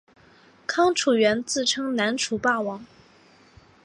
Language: Chinese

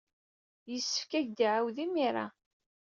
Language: Kabyle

